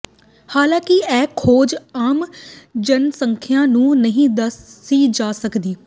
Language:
Punjabi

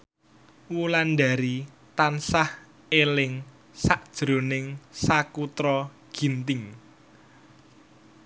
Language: Javanese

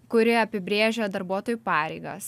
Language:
Lithuanian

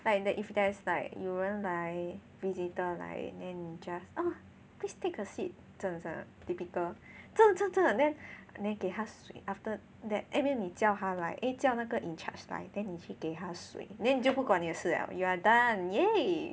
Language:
English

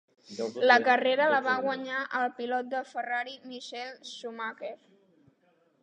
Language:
Catalan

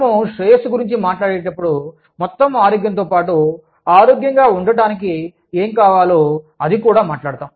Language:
Telugu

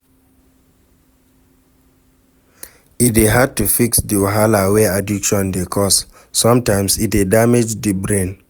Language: Nigerian Pidgin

